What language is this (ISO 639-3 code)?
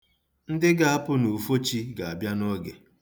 ibo